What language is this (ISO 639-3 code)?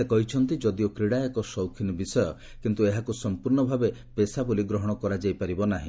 ori